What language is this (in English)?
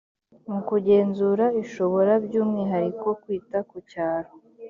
Kinyarwanda